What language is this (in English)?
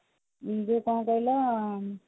Odia